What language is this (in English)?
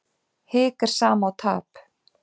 Icelandic